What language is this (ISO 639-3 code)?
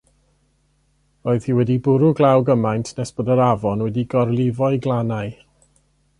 cym